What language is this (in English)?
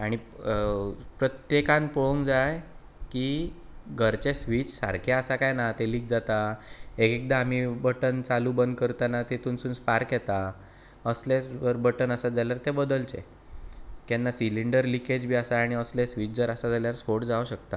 Konkani